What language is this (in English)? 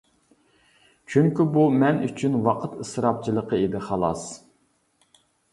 Uyghur